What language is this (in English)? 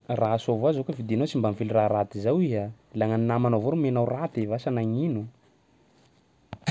Sakalava Malagasy